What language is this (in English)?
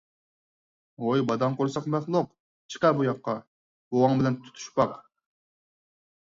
Uyghur